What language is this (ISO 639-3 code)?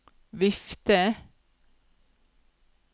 nor